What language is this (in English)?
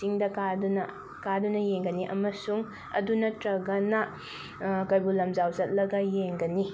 Manipuri